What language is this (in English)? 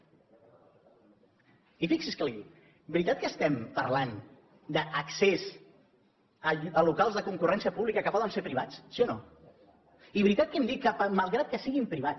Catalan